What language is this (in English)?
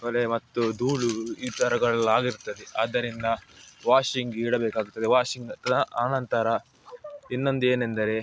Kannada